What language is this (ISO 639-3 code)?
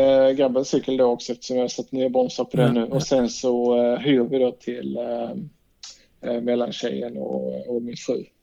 swe